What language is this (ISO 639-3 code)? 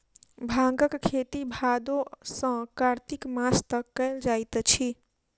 mai